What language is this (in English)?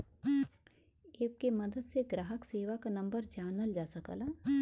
Bhojpuri